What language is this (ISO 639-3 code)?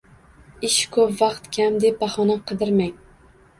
uzb